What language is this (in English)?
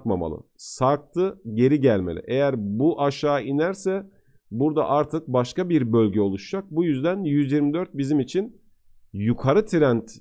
Turkish